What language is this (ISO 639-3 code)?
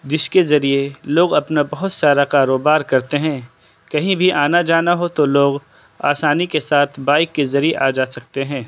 urd